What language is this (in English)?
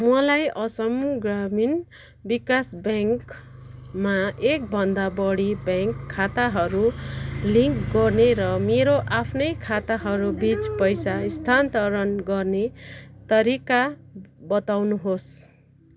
Nepali